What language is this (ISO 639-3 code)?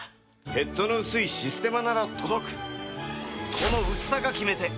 jpn